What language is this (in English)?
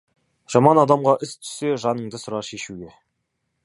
Kazakh